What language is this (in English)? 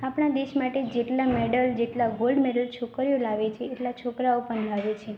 Gujarati